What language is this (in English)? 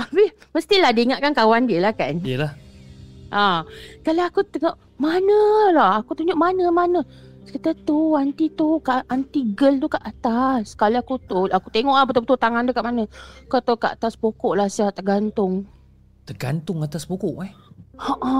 Malay